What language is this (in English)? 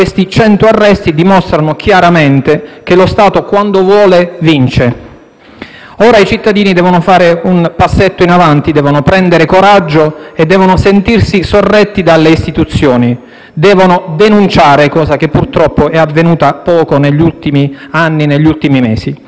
Italian